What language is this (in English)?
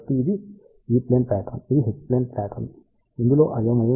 Telugu